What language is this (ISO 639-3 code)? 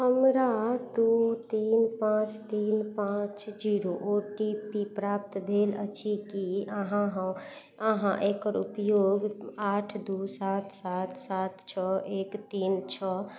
mai